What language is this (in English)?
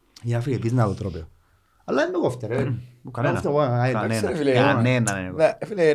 Greek